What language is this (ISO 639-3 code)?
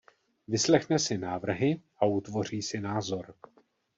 ces